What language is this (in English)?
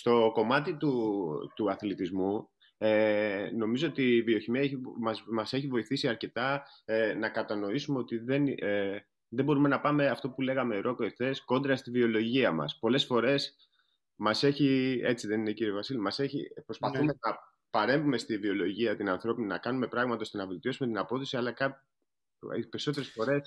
Greek